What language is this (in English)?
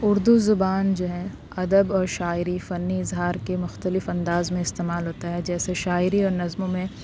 Urdu